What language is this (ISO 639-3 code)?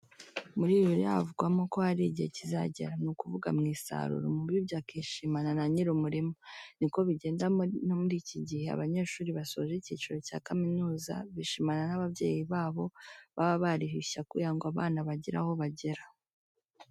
kin